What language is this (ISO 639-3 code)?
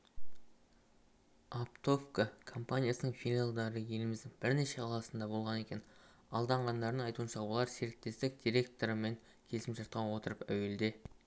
kaz